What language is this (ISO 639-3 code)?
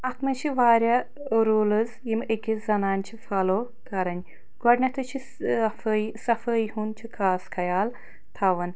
kas